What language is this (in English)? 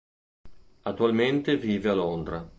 Italian